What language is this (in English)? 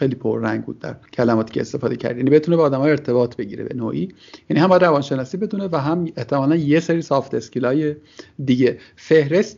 Persian